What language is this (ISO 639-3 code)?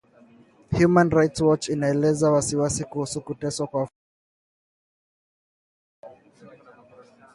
swa